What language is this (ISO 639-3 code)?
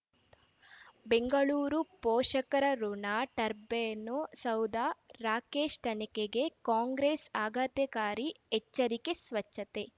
kan